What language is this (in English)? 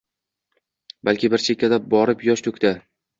Uzbek